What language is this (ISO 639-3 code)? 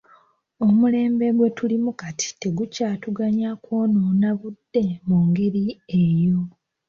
lug